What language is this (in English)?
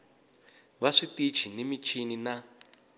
Tsonga